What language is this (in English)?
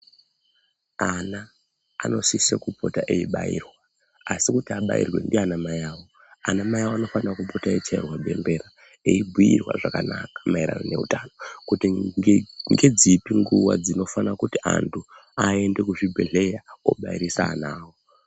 Ndau